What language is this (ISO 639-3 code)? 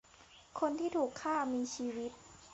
tha